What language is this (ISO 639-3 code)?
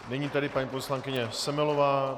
ces